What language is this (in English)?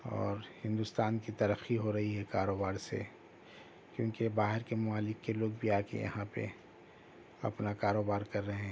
Urdu